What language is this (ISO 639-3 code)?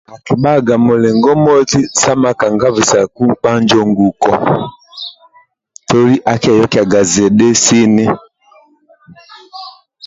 rwm